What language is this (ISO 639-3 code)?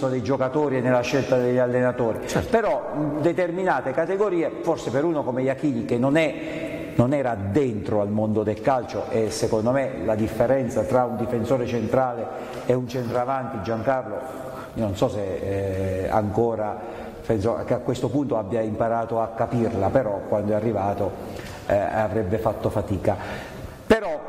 ita